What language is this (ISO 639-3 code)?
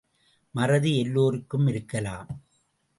tam